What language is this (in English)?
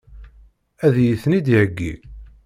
Kabyle